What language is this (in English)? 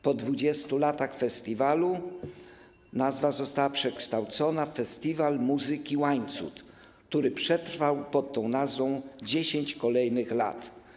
Polish